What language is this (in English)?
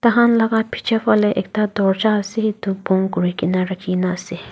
Naga Pidgin